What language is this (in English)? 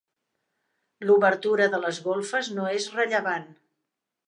Catalan